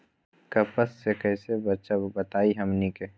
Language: Magahi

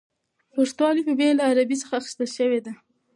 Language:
Pashto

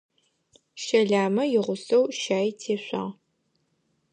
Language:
Adyghe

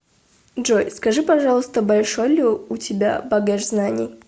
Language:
Russian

